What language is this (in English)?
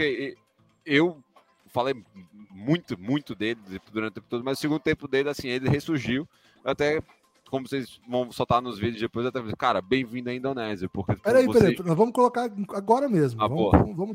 Portuguese